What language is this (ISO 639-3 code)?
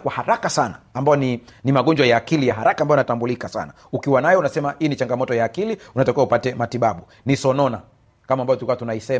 swa